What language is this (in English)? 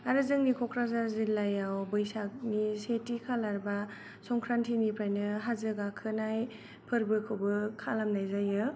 Bodo